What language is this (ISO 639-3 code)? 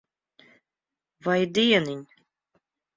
lav